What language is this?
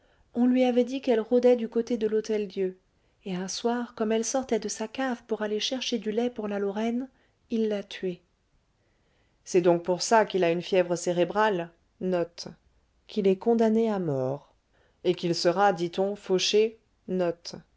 French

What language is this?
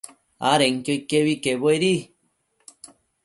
Matsés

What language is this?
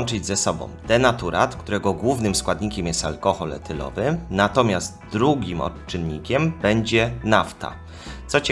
Polish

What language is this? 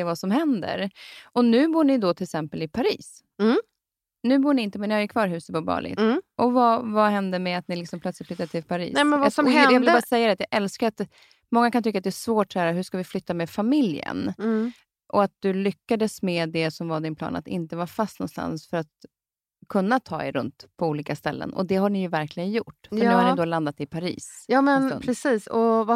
Swedish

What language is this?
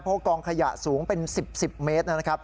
Thai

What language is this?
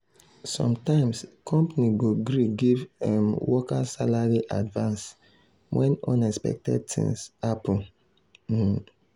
Nigerian Pidgin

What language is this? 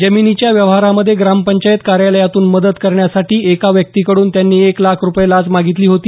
Marathi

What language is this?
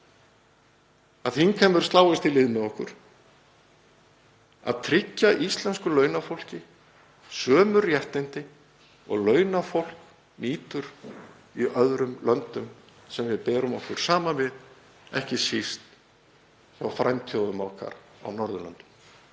Icelandic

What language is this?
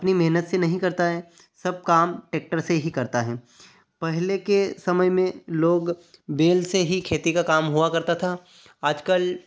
Hindi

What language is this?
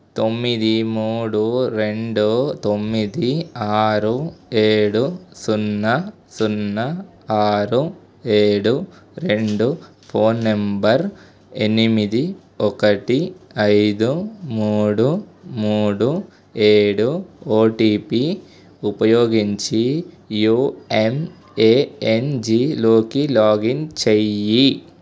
Telugu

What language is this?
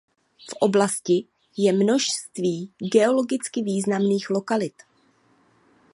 Czech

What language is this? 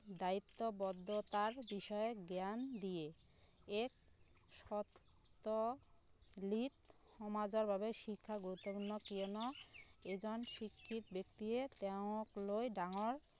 Assamese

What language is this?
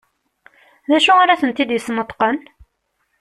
Kabyle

